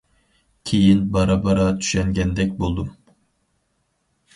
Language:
Uyghur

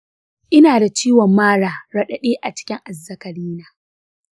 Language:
Hausa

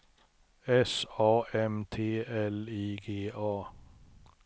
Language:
Swedish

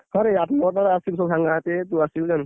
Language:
Odia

